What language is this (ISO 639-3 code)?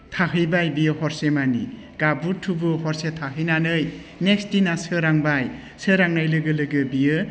brx